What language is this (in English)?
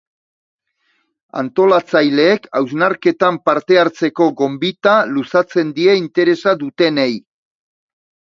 Basque